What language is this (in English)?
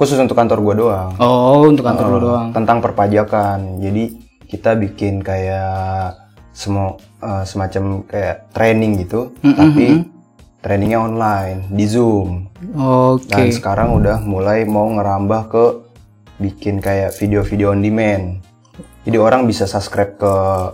Indonesian